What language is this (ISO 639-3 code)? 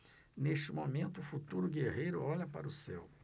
por